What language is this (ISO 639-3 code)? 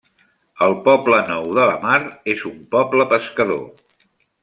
cat